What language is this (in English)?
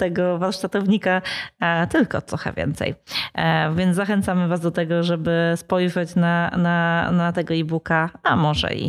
Polish